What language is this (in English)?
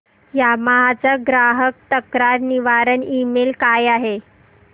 Marathi